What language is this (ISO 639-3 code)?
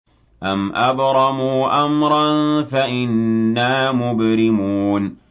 ara